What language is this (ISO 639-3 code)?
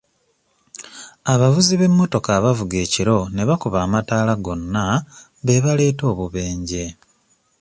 lug